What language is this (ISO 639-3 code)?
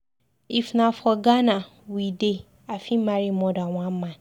pcm